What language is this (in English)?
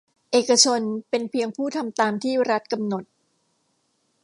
Thai